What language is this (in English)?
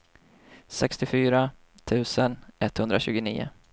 Swedish